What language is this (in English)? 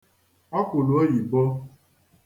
Igbo